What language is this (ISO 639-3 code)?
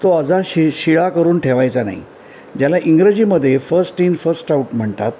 mar